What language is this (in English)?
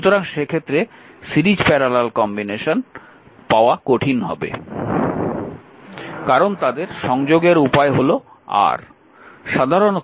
Bangla